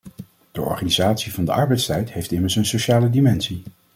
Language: Dutch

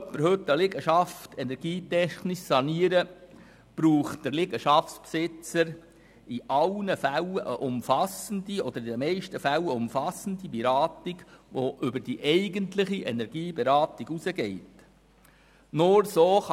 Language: Swiss German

